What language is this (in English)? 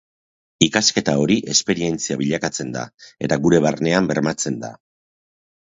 Basque